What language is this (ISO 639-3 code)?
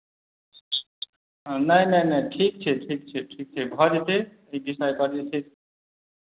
mai